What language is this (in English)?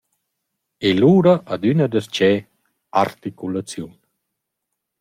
Romansh